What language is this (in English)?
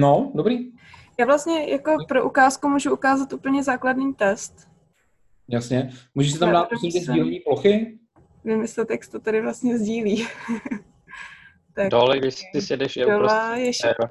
Czech